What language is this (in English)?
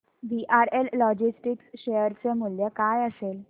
Marathi